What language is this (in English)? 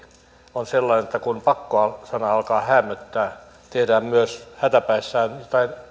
Finnish